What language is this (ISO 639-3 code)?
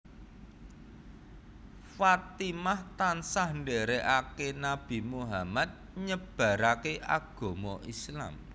jav